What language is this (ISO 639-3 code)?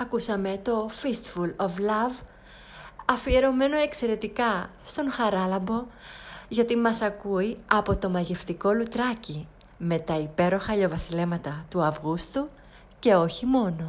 ell